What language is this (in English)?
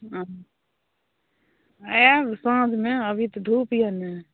Maithili